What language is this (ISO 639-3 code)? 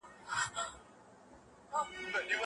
pus